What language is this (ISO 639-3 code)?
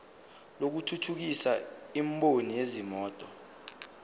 zul